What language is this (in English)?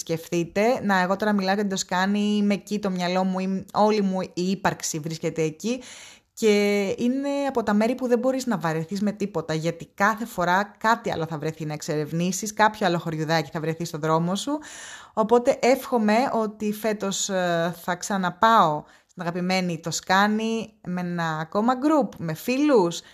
Greek